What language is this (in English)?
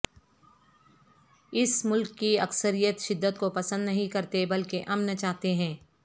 Urdu